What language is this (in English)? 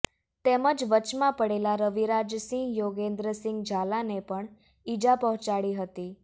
Gujarati